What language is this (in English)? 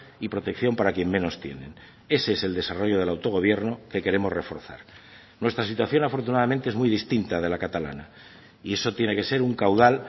Spanish